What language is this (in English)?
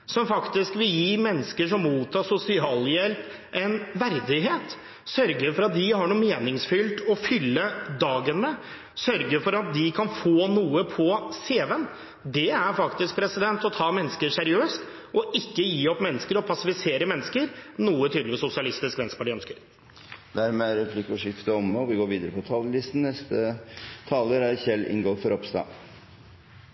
Norwegian